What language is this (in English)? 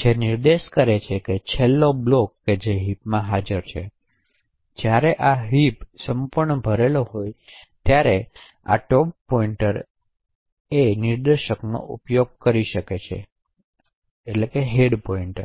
Gujarati